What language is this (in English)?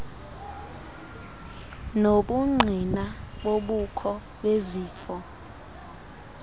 Xhosa